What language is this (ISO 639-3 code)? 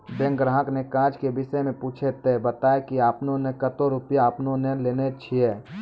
mai